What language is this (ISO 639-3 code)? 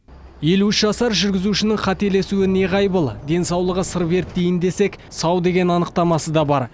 kaz